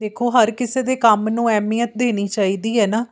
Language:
Punjabi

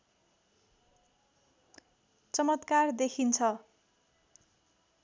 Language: Nepali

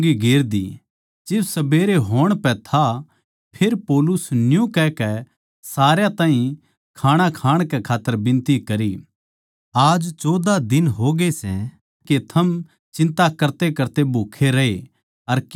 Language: Haryanvi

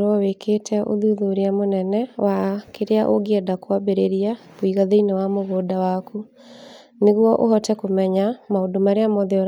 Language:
Kikuyu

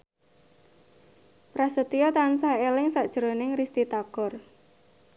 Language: Javanese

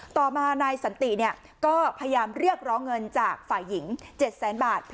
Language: Thai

